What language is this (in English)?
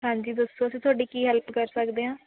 Punjabi